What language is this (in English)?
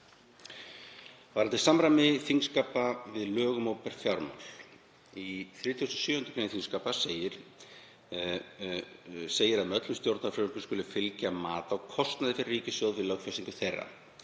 Icelandic